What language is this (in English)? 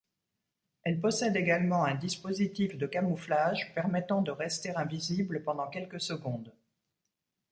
French